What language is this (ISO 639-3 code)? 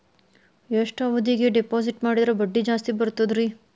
kan